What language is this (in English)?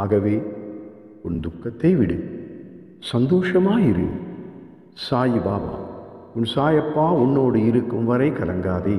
Arabic